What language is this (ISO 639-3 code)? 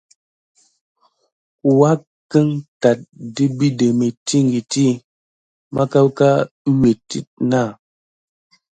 gid